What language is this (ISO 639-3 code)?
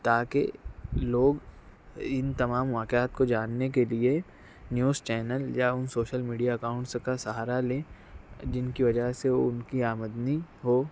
urd